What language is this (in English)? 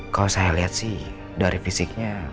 Indonesian